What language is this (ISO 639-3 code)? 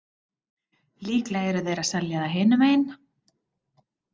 isl